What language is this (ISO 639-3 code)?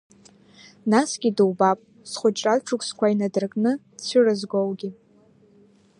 abk